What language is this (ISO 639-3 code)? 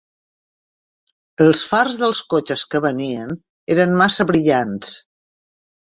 cat